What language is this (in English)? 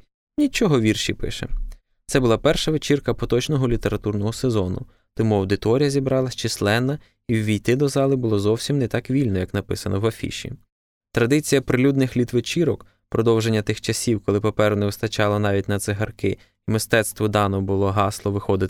Ukrainian